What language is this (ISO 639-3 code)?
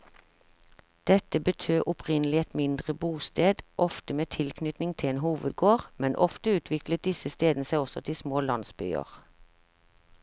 nor